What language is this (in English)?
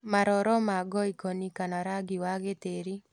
Kikuyu